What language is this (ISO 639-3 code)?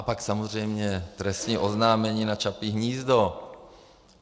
ces